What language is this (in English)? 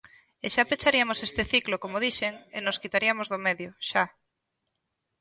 Galician